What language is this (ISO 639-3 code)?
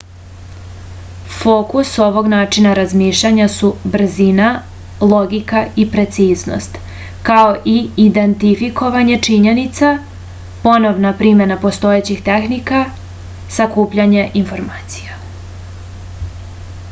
srp